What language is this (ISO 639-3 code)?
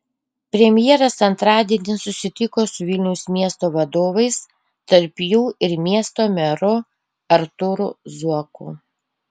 lit